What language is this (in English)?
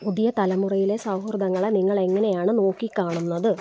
Malayalam